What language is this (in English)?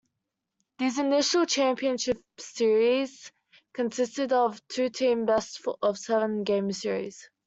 English